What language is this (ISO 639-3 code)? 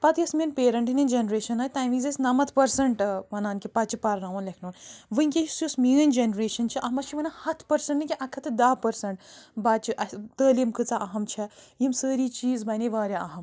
kas